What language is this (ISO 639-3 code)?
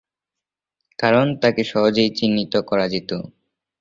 ben